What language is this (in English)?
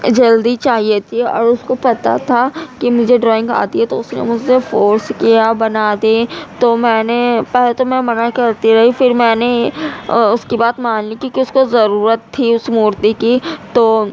Urdu